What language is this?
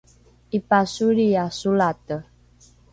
Rukai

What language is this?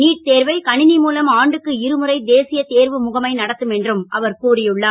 Tamil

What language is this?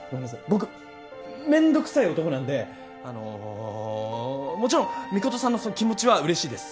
Japanese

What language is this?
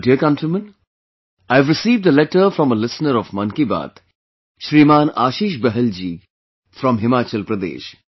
English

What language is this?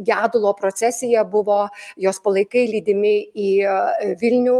Lithuanian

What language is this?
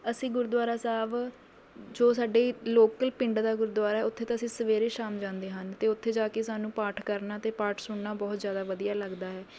Punjabi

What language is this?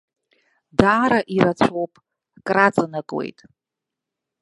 Abkhazian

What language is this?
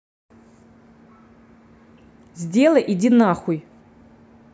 Russian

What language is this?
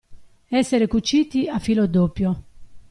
Italian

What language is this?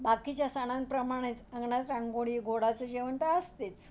Marathi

